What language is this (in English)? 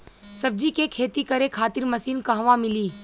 Bhojpuri